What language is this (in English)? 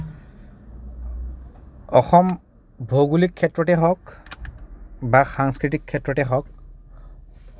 Assamese